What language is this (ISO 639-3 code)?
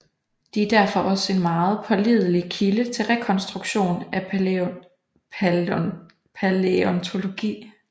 dan